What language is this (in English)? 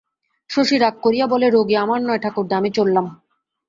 Bangla